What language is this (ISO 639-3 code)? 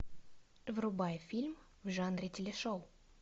rus